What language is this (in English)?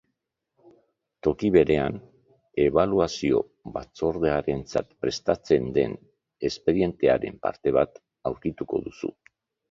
Basque